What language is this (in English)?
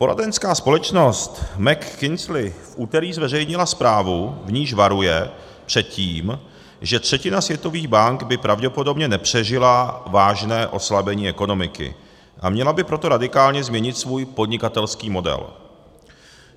Czech